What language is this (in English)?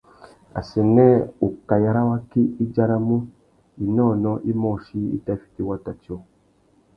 Tuki